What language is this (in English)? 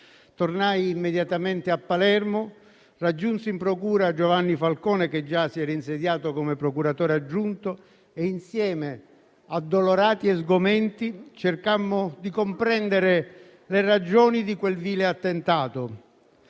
Italian